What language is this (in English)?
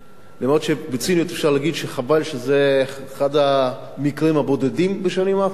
Hebrew